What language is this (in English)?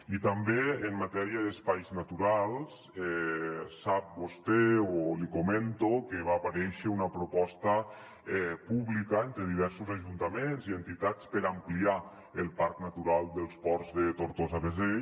Catalan